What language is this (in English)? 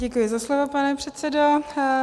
Czech